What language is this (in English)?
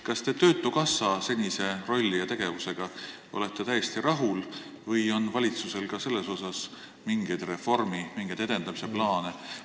Estonian